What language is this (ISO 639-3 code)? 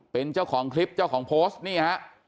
tha